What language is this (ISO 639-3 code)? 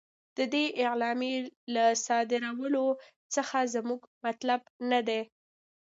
pus